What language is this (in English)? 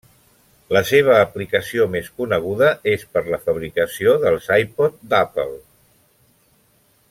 Catalan